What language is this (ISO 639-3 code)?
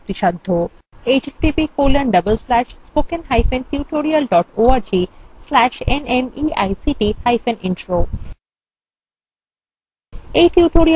ben